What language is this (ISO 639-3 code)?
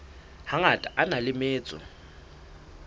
sot